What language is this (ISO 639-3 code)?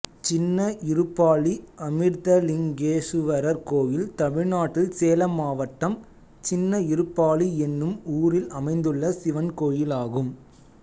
tam